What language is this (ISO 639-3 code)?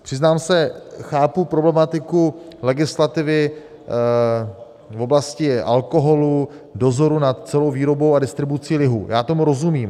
ces